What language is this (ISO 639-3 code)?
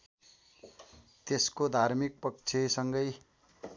nep